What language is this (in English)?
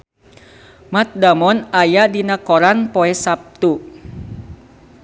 Sundanese